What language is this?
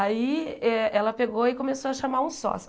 Portuguese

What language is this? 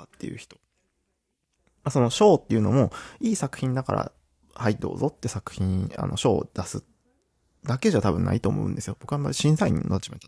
Japanese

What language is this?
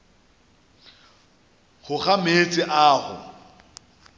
Northern Sotho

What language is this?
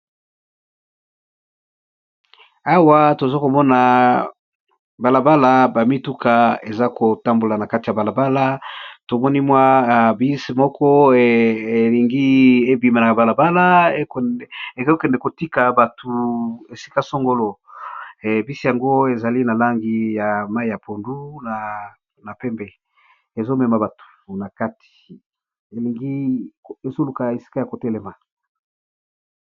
Lingala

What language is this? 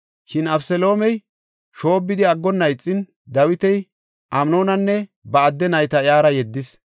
Gofa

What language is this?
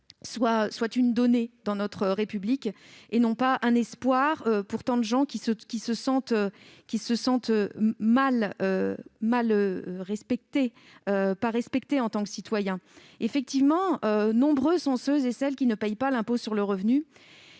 French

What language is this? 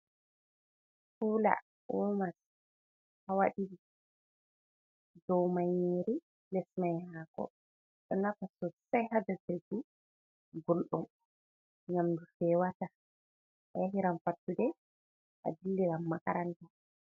Fula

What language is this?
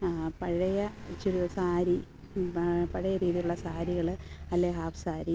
Malayalam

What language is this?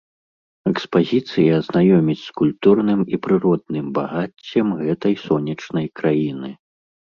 Belarusian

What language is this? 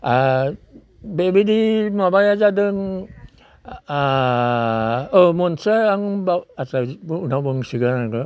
Bodo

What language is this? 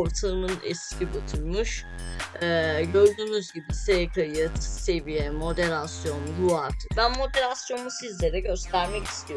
Turkish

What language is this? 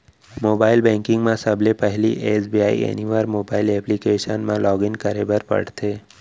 Chhattisgarhi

